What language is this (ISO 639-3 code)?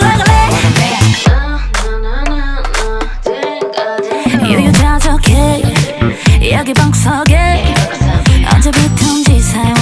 pol